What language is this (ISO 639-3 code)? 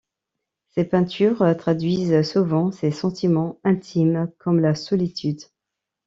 fra